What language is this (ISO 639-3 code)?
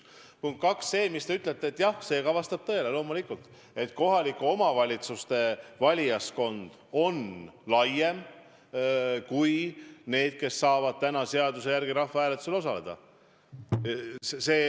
est